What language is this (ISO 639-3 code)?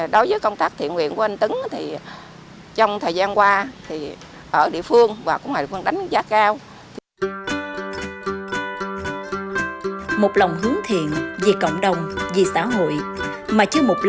vie